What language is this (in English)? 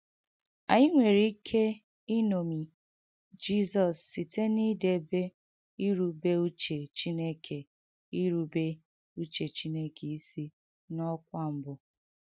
Igbo